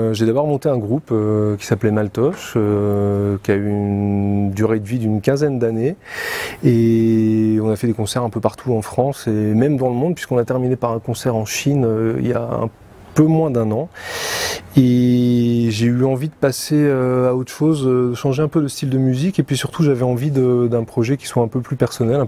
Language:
French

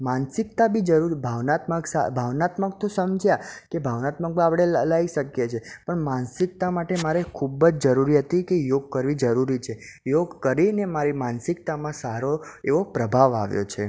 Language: Gujarati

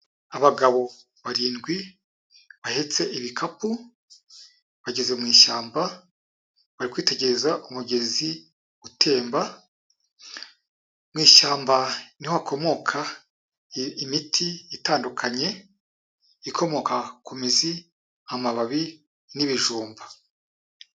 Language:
Kinyarwanda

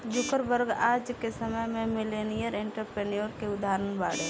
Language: Bhojpuri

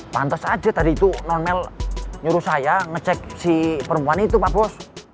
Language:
Indonesian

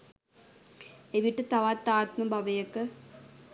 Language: Sinhala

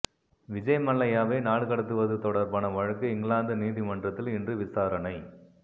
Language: Tamil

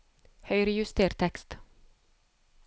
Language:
Norwegian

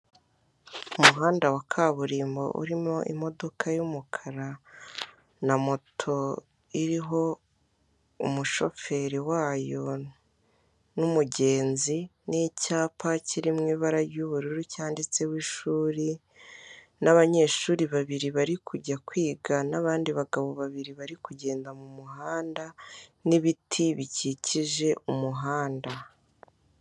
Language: Kinyarwanda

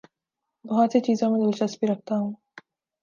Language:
Urdu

